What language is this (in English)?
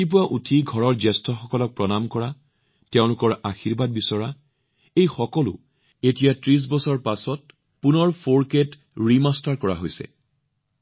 Assamese